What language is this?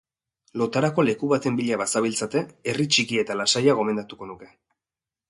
Basque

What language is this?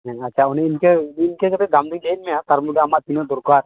Santali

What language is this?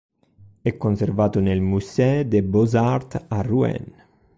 Italian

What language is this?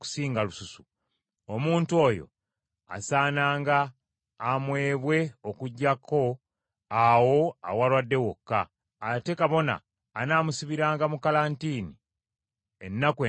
Ganda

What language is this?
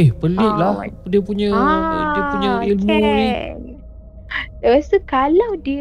Malay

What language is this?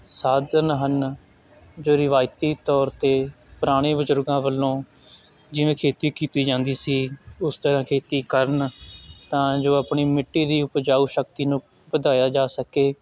Punjabi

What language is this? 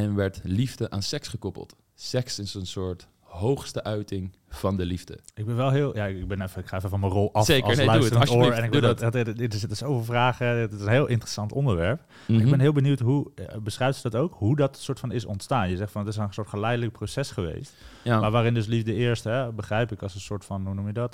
Dutch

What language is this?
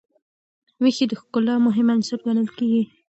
Pashto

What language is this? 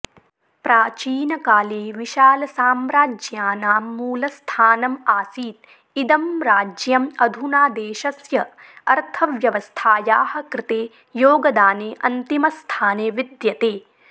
Sanskrit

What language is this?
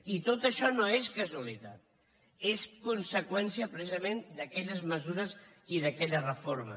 Catalan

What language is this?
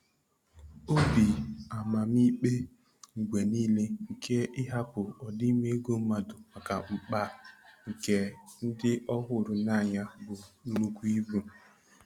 Igbo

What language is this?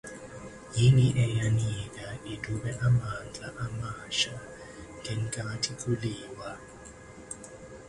Zulu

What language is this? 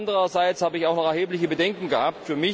German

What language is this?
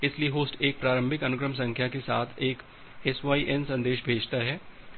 Hindi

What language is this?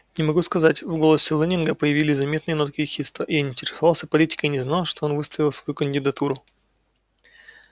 Russian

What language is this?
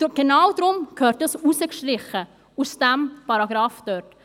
Swiss German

